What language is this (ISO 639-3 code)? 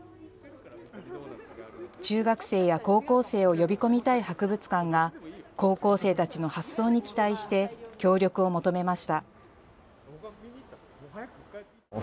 jpn